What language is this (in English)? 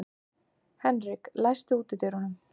Icelandic